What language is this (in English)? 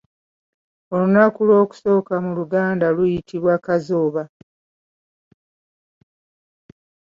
Ganda